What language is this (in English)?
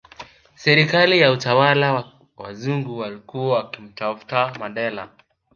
Swahili